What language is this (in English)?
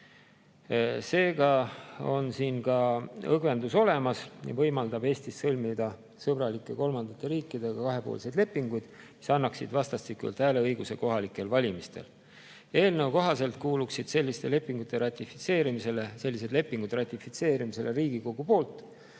Estonian